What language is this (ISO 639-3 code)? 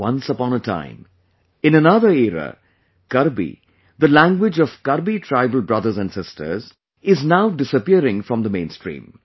eng